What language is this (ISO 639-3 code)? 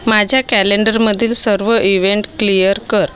mar